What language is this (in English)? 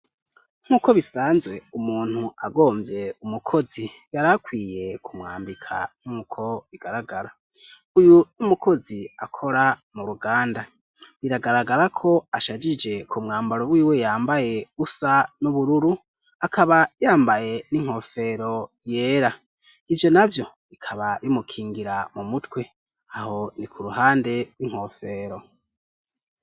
Rundi